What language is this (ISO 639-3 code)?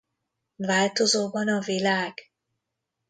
hun